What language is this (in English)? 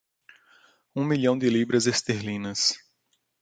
Portuguese